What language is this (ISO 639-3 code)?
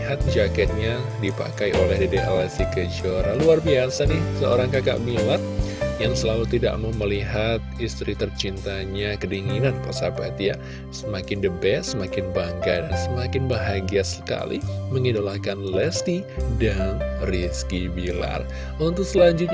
ind